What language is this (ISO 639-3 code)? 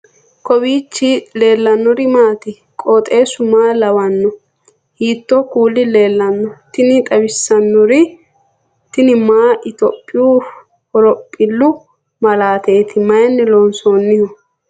sid